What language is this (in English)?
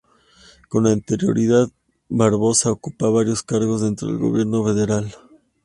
Spanish